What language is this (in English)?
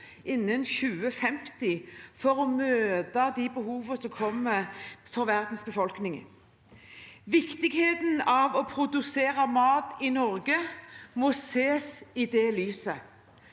Norwegian